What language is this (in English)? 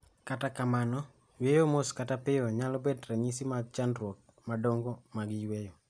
Luo (Kenya and Tanzania)